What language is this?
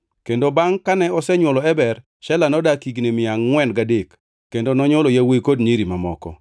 Luo (Kenya and Tanzania)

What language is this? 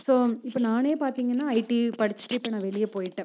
Tamil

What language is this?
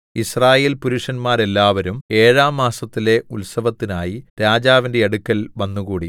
Malayalam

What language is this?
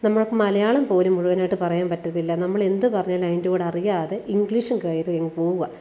Malayalam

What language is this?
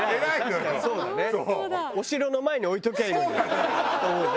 Japanese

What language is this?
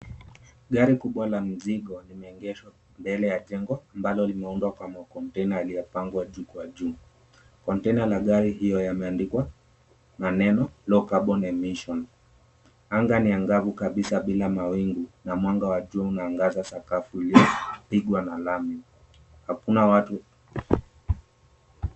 Swahili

